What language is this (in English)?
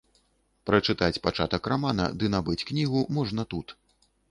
Belarusian